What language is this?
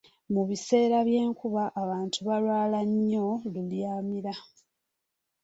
Ganda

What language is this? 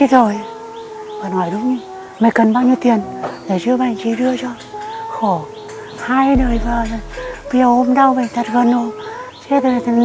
Vietnamese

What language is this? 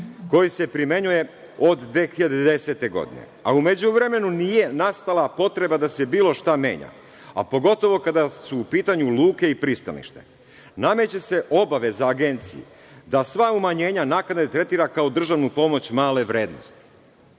Serbian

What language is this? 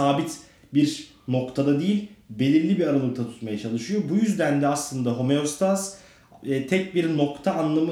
Turkish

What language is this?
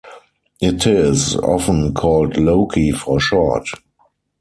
English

